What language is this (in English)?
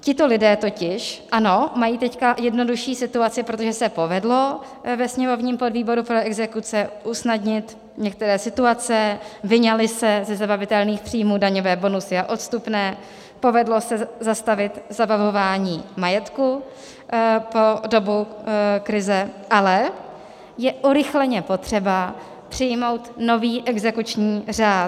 Czech